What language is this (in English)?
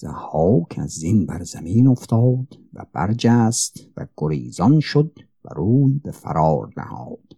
Persian